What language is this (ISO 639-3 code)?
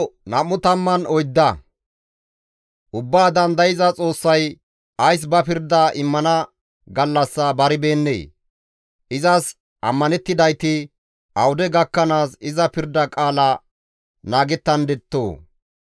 gmv